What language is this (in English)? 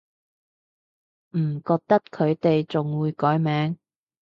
Cantonese